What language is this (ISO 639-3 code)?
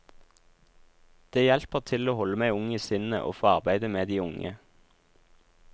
nor